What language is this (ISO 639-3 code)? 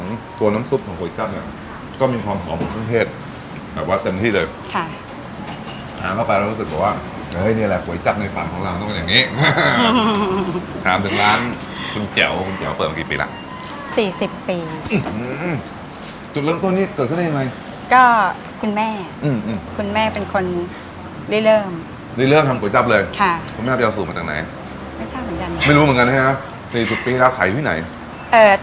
tha